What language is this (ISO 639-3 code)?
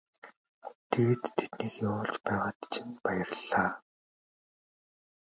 mon